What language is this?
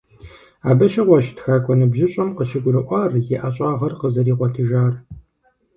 Kabardian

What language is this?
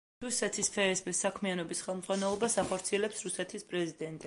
Georgian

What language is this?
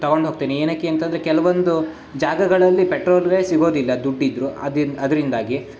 Kannada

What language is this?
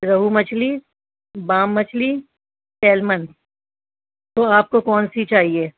Urdu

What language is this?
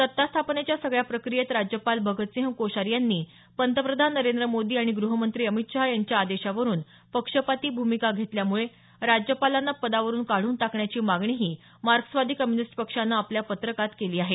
Marathi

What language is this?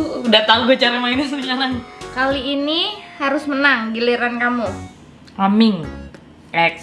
Indonesian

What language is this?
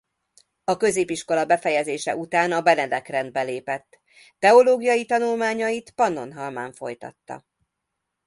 Hungarian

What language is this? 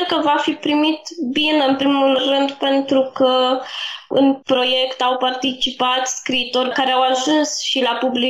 Romanian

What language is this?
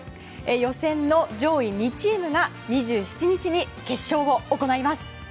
Japanese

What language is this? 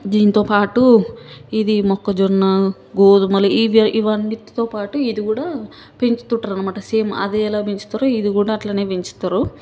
Telugu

